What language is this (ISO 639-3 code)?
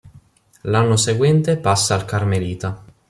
ita